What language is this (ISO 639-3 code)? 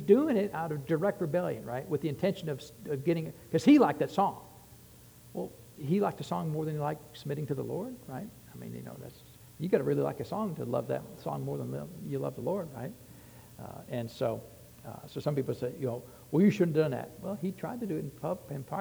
eng